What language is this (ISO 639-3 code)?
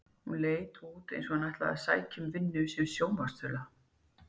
isl